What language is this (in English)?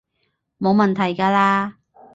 Cantonese